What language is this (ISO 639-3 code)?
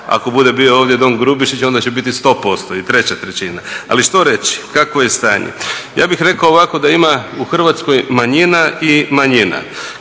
hrv